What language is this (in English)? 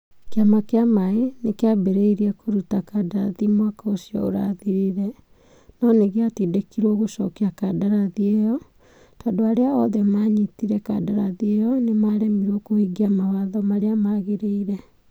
Kikuyu